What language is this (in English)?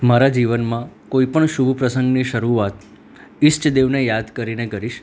Gujarati